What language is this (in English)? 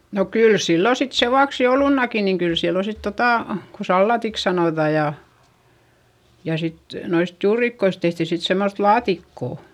Finnish